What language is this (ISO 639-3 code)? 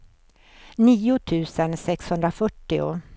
swe